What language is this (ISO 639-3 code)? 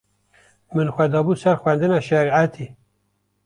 kur